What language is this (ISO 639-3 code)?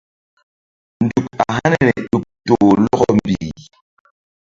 mdd